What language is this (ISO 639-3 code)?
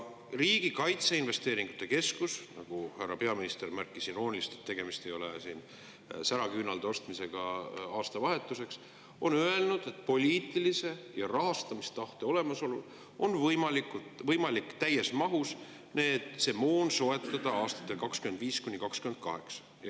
est